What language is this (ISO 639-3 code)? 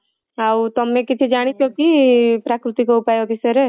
ori